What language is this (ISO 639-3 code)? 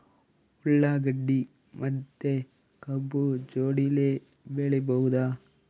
kan